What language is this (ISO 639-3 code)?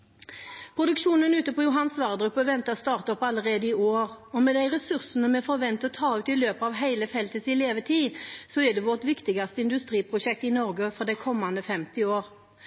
nob